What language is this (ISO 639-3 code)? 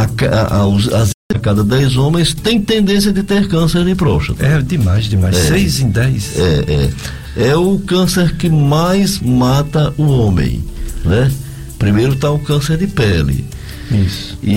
por